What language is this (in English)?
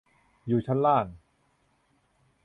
Thai